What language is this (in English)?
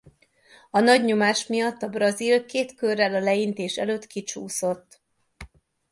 Hungarian